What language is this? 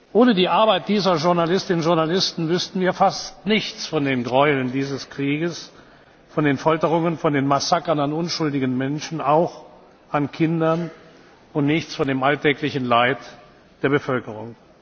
German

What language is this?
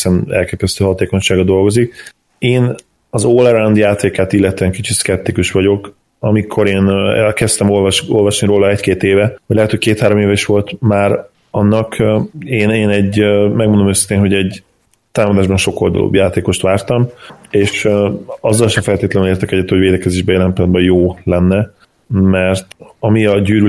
Hungarian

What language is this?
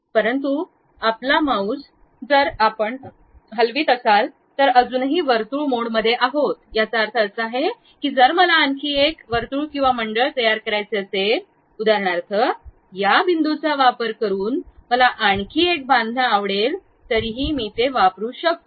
Marathi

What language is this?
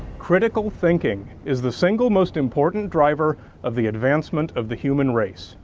English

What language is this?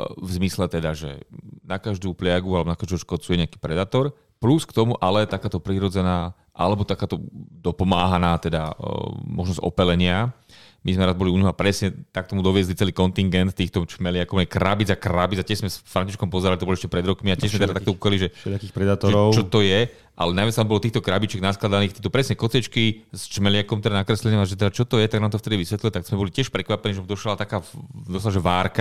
Slovak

